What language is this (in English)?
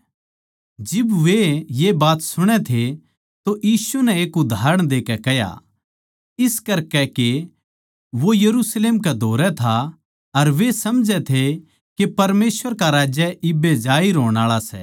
Haryanvi